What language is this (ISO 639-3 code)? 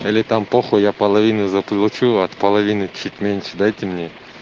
rus